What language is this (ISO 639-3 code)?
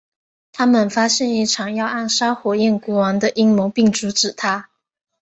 zho